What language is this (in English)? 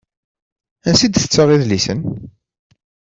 Kabyle